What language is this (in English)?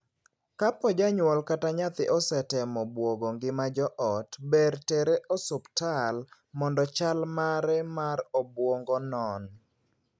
Luo (Kenya and Tanzania)